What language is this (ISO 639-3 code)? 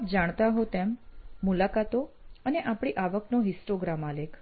guj